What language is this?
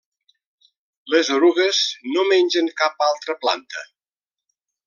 Catalan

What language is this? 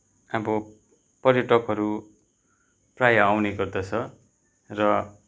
Nepali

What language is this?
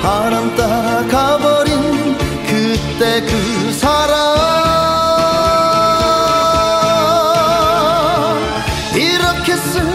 Arabic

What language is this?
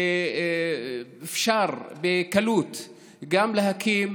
Hebrew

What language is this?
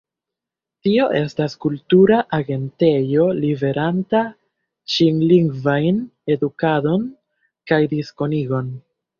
Esperanto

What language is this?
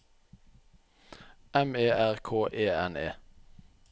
Norwegian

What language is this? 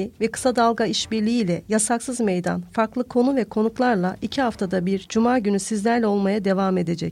Turkish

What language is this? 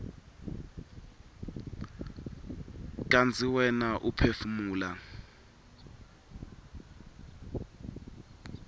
Swati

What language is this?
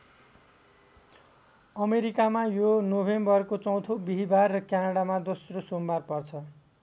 Nepali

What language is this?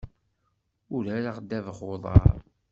Kabyle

